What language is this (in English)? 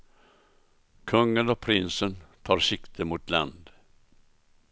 Swedish